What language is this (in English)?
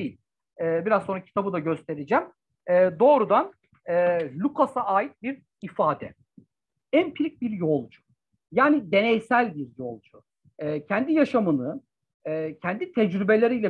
Turkish